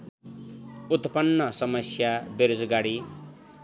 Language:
Nepali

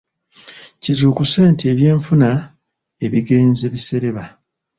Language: Ganda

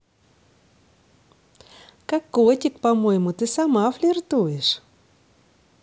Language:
Russian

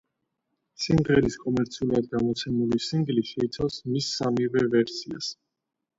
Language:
Georgian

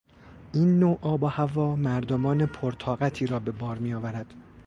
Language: Persian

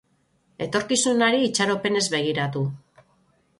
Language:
Basque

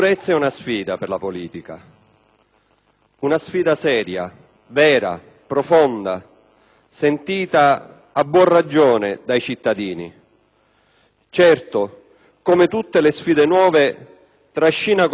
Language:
Italian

